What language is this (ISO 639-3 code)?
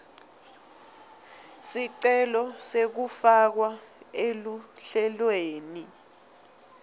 ssw